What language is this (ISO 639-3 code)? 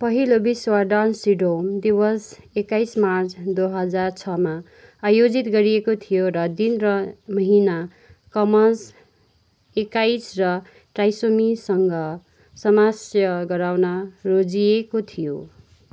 nep